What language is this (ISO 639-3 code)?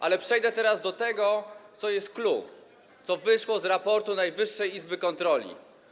pol